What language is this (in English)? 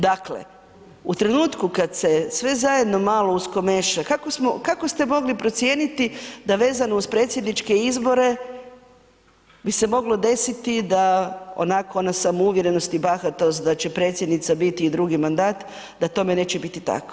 Croatian